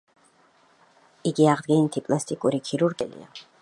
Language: Georgian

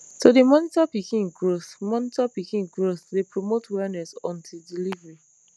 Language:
Nigerian Pidgin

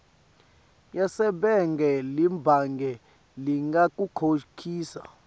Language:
Swati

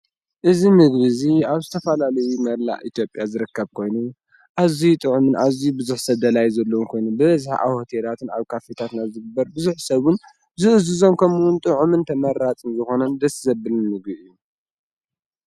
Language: Tigrinya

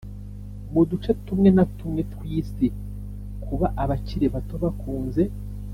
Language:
Kinyarwanda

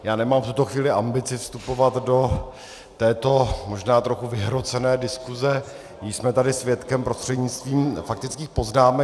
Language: Czech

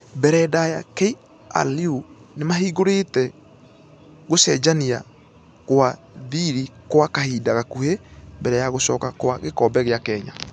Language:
Kikuyu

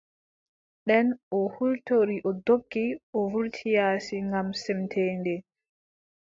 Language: Adamawa Fulfulde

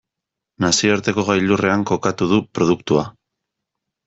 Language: Basque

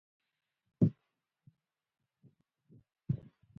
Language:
Pashto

